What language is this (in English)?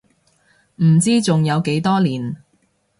Cantonese